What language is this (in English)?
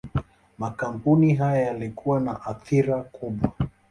Swahili